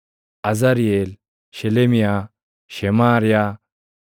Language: Oromo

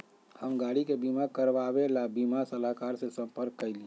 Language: Magahi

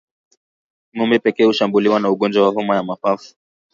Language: Swahili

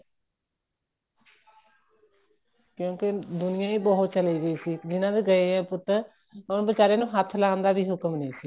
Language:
Punjabi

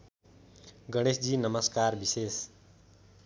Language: Nepali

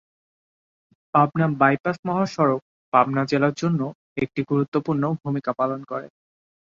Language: Bangla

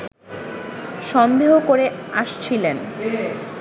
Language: Bangla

